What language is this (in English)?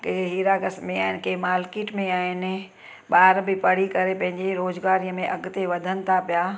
Sindhi